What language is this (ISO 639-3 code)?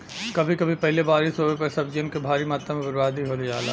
bho